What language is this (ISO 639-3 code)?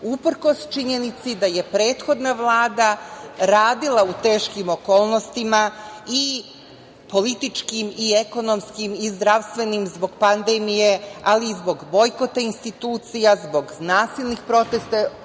srp